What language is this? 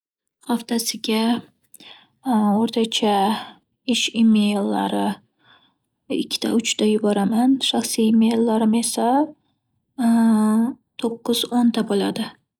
Uzbek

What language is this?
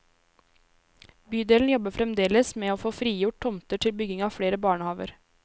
Norwegian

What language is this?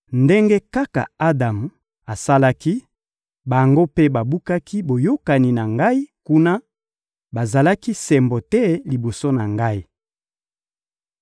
Lingala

